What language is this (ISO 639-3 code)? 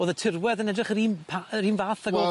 cym